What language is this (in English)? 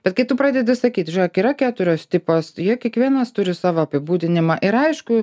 Lithuanian